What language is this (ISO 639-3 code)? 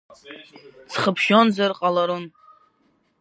abk